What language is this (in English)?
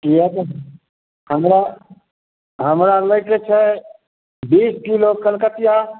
Maithili